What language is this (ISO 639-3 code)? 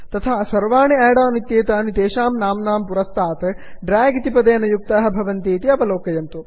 san